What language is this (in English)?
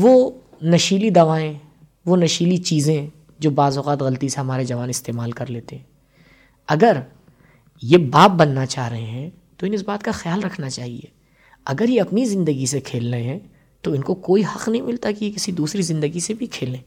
Urdu